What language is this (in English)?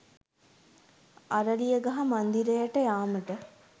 Sinhala